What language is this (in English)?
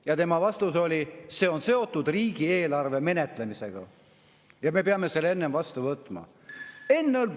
Estonian